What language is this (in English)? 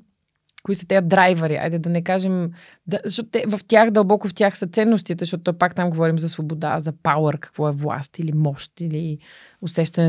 Bulgarian